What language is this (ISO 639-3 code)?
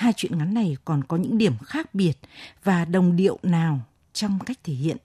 vie